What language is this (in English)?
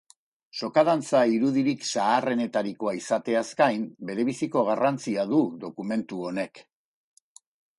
Basque